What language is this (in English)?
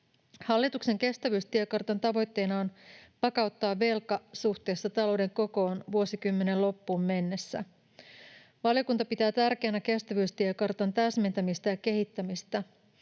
Finnish